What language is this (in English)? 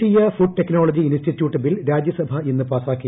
Malayalam